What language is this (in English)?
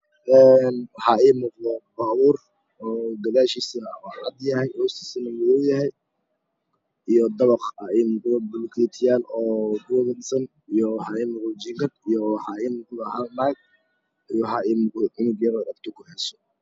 Somali